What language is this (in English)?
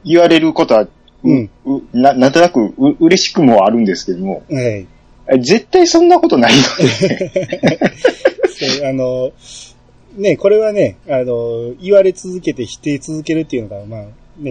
Japanese